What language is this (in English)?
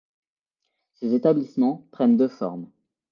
French